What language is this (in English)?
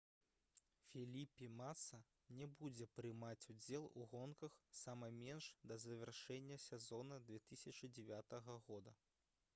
Belarusian